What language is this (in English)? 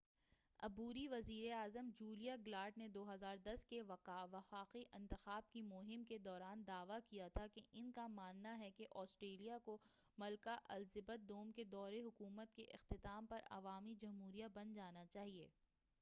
Urdu